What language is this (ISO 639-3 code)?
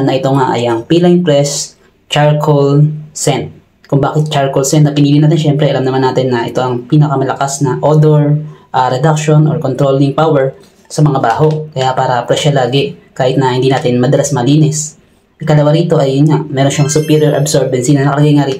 fil